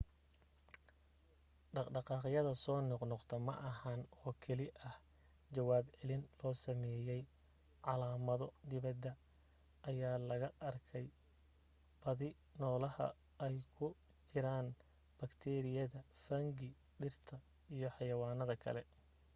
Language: Somali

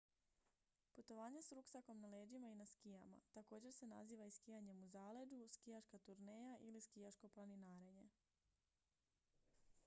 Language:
Croatian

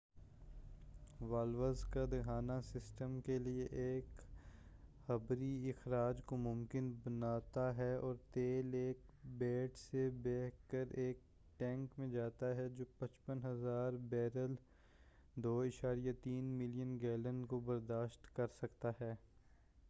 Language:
Urdu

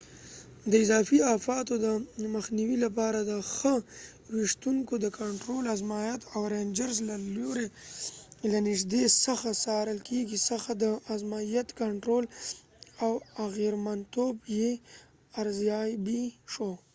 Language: Pashto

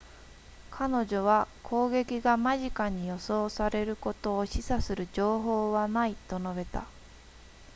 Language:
Japanese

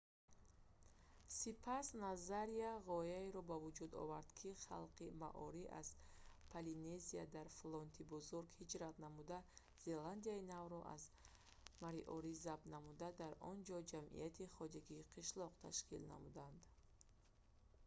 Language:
Tajik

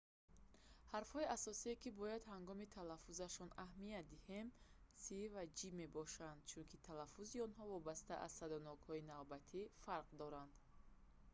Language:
Tajik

